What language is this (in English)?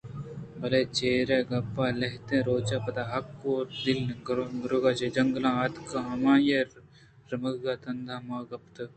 Eastern Balochi